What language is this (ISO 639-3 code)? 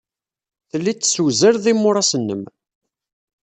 kab